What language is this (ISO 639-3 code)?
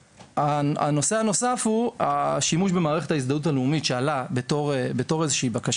heb